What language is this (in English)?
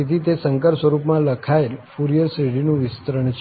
Gujarati